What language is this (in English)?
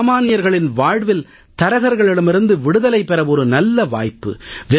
Tamil